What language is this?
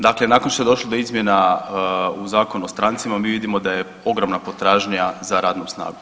Croatian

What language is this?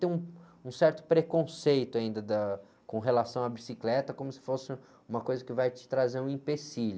Portuguese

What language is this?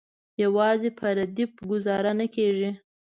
Pashto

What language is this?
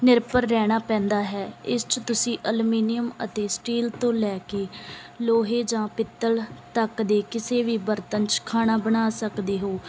Punjabi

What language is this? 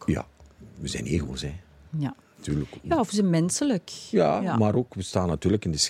Dutch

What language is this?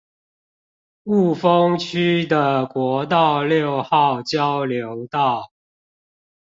Chinese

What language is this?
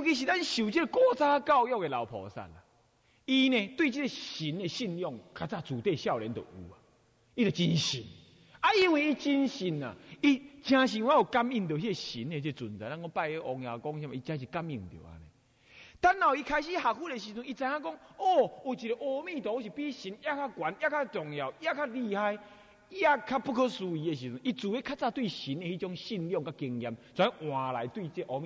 Chinese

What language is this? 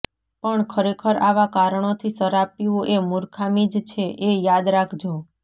Gujarati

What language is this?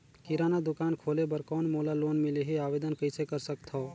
Chhattisgarhi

